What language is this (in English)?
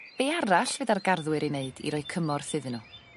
Welsh